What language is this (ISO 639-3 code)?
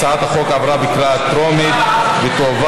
heb